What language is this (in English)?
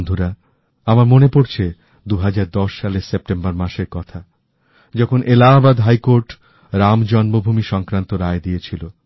Bangla